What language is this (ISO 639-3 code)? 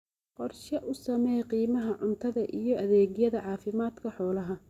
som